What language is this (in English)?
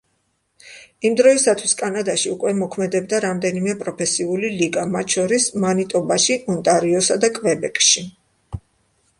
Georgian